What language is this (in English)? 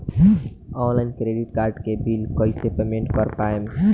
Bhojpuri